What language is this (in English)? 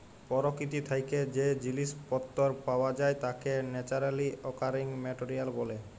Bangla